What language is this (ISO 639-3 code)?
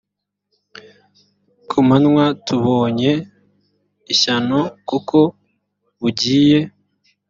kin